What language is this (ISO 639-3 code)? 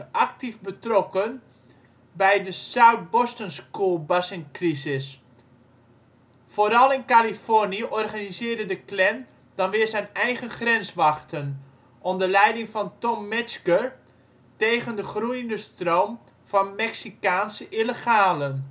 nld